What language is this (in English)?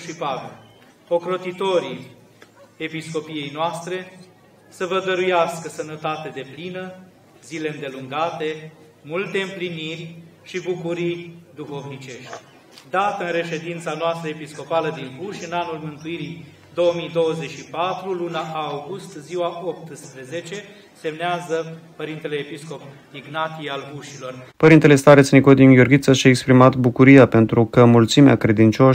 Romanian